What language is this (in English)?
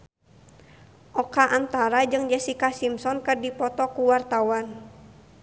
Sundanese